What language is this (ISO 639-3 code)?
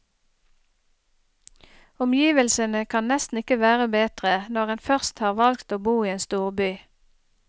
nor